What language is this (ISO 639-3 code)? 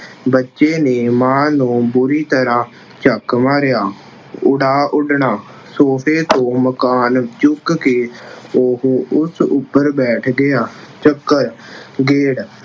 pan